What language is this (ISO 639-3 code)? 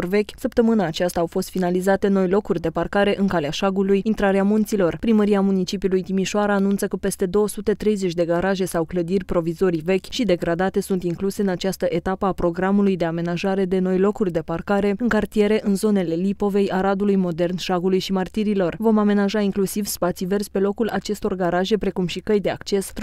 ron